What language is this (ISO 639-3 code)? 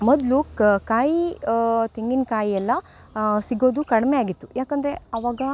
kan